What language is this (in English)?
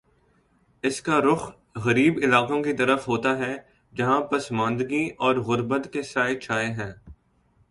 Urdu